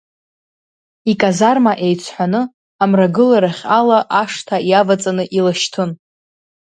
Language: Abkhazian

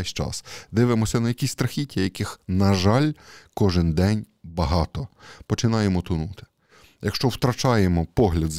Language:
Ukrainian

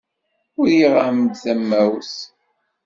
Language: Kabyle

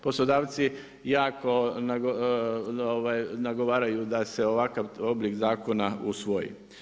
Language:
Croatian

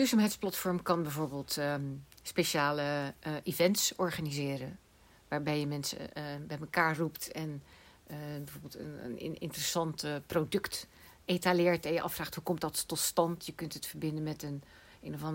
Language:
Dutch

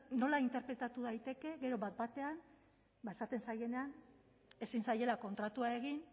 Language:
Basque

